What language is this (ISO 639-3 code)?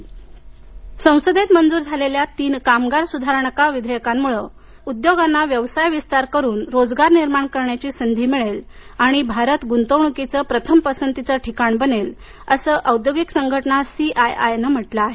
mar